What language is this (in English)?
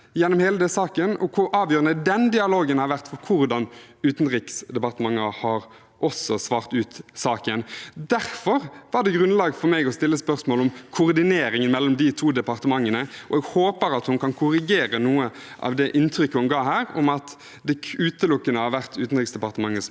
Norwegian